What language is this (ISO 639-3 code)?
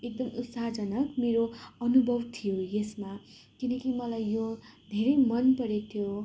nep